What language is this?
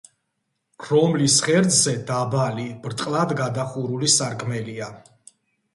Georgian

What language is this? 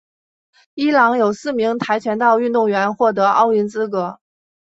Chinese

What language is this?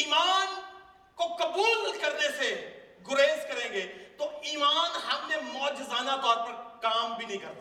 Urdu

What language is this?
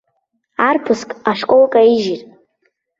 Abkhazian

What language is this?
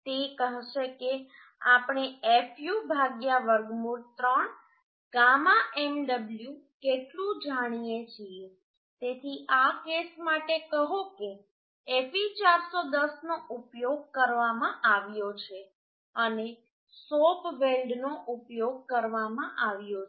Gujarati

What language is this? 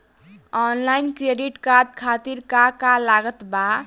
Bhojpuri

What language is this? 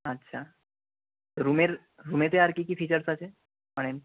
Bangla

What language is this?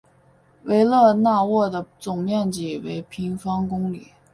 Chinese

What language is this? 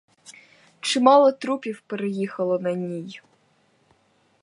Ukrainian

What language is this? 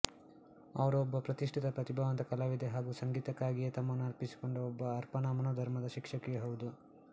Kannada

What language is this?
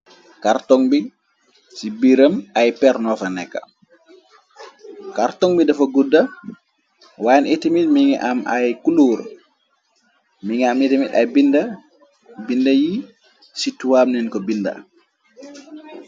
Wolof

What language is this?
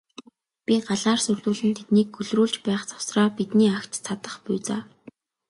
Mongolian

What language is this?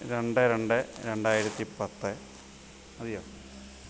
Malayalam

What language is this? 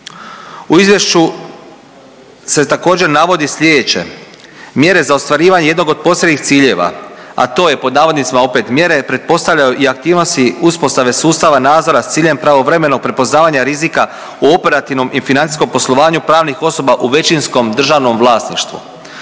Croatian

